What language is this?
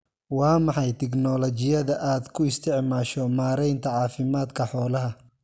Somali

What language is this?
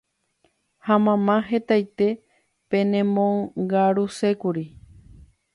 Guarani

